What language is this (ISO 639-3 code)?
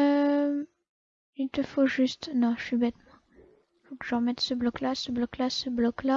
fra